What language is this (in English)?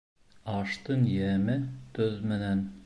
Bashkir